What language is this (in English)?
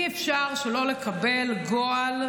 Hebrew